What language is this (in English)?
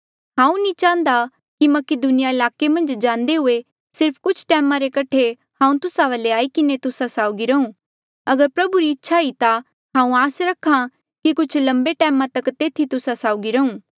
Mandeali